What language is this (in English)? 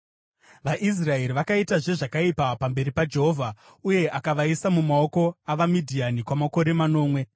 Shona